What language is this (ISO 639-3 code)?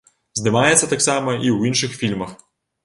bel